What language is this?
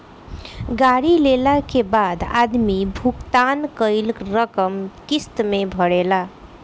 Bhojpuri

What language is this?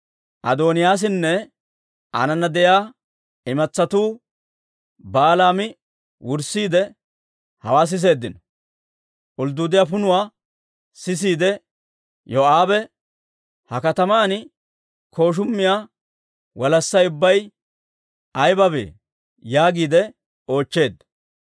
Dawro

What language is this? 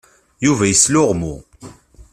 Kabyle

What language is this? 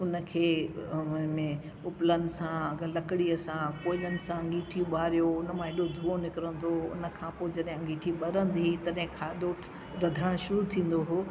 Sindhi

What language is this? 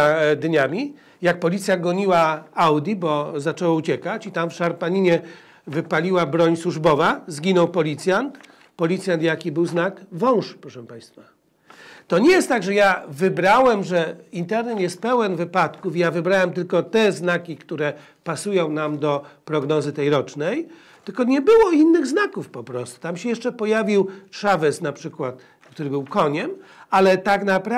Polish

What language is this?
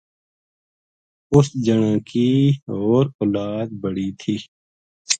Gujari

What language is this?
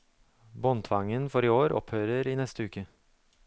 Norwegian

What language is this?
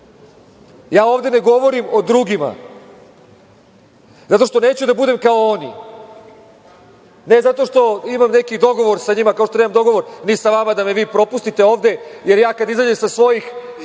Serbian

